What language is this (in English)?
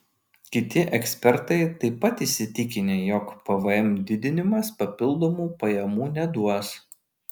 Lithuanian